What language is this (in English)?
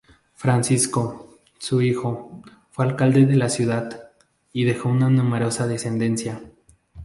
Spanish